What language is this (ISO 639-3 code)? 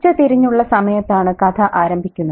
mal